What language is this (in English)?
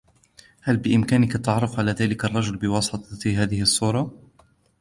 Arabic